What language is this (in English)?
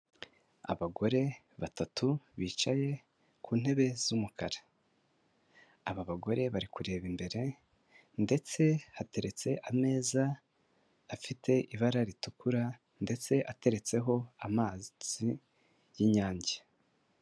Kinyarwanda